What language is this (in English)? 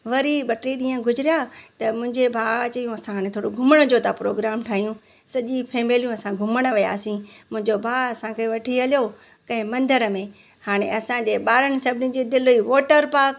Sindhi